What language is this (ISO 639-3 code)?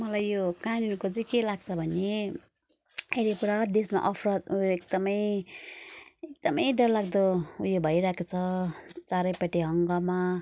nep